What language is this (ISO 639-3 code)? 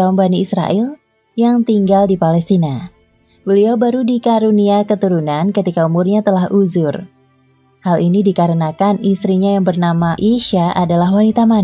ind